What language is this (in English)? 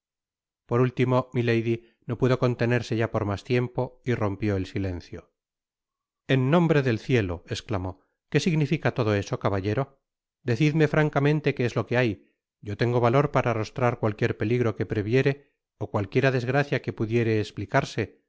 Spanish